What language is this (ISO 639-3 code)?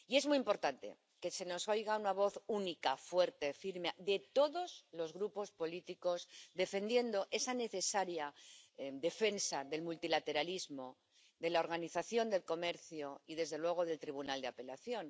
spa